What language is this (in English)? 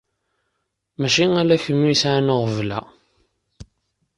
Kabyle